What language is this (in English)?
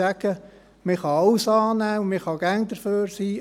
Swiss German